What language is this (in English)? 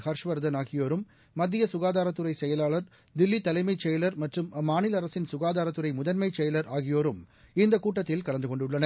Tamil